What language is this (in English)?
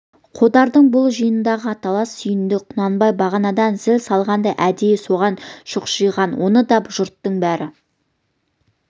Kazakh